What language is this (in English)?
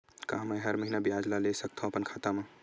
Chhattisgarhi